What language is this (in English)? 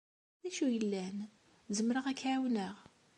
Kabyle